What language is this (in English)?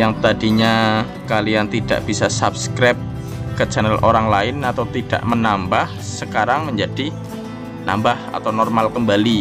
Indonesian